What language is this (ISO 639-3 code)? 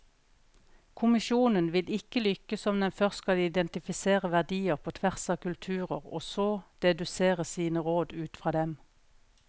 nor